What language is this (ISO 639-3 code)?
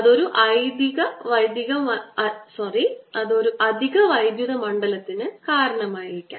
mal